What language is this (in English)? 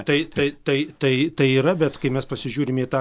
Lithuanian